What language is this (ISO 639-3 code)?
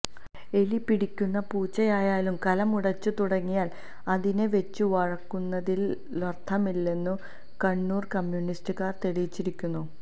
mal